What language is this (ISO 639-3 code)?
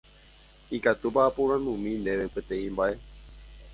grn